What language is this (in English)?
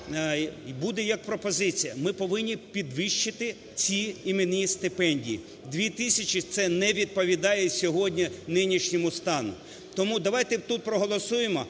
Ukrainian